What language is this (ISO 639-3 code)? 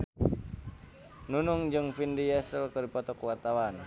sun